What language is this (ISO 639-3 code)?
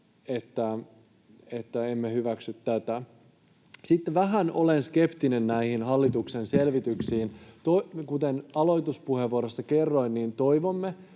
fin